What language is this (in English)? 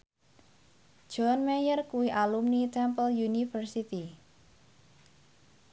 Javanese